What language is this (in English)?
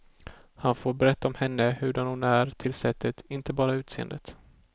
Swedish